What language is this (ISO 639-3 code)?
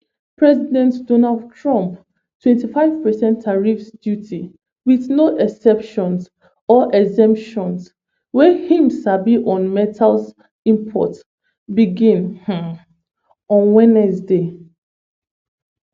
pcm